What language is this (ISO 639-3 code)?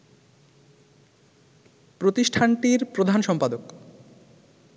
ben